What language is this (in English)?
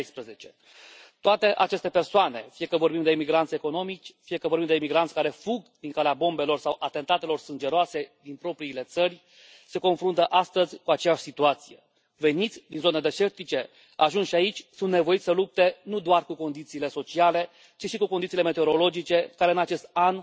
Romanian